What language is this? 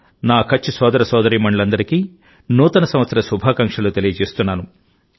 Telugu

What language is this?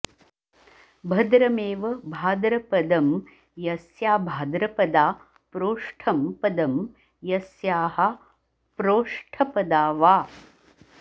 Sanskrit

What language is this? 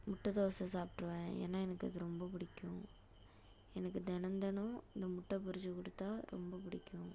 Tamil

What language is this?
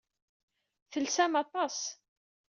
Kabyle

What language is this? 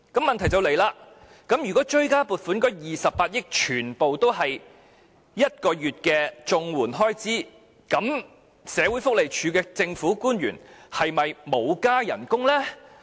Cantonese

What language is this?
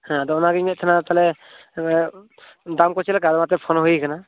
Santali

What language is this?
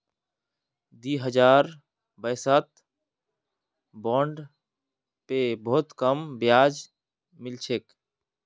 Magahi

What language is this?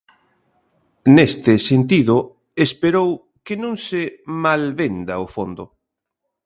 Galician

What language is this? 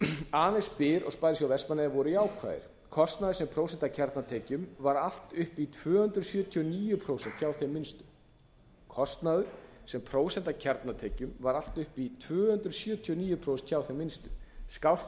Icelandic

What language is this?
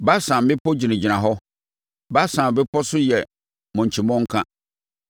Akan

